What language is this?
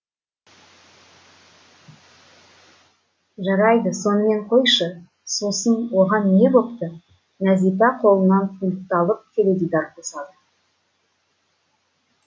Kazakh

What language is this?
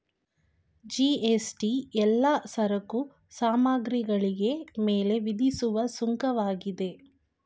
Kannada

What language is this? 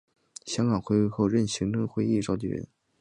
Chinese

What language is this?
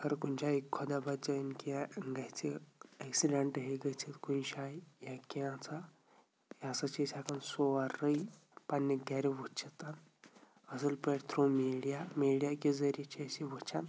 Kashmiri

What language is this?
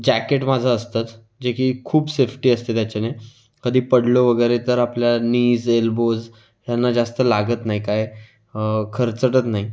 Marathi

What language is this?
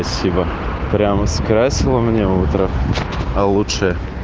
Russian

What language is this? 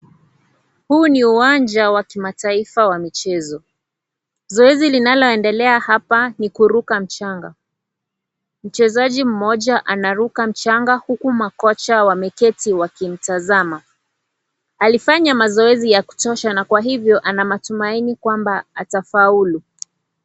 Swahili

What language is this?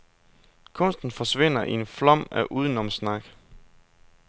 Danish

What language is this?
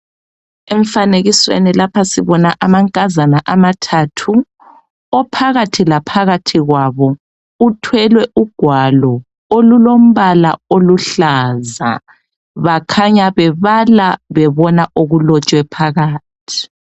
North Ndebele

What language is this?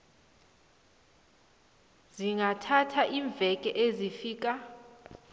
South Ndebele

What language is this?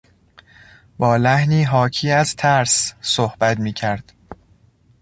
Persian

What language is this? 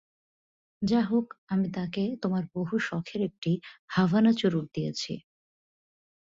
Bangla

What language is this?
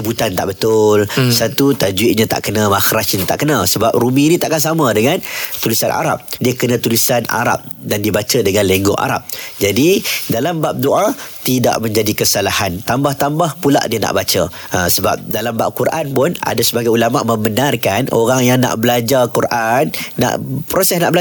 Malay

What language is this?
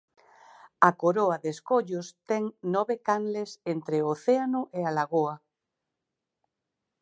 Galician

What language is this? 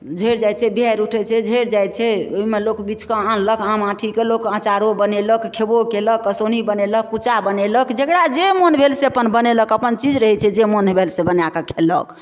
Maithili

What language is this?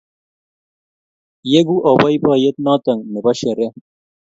Kalenjin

